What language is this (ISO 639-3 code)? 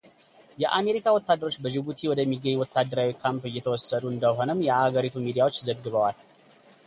amh